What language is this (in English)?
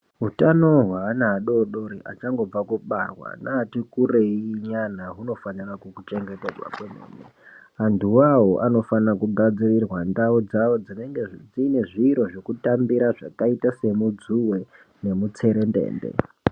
Ndau